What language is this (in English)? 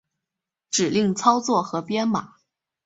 Chinese